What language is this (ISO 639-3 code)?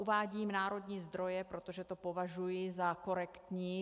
ces